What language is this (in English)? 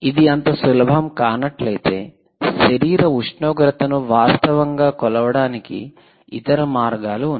Telugu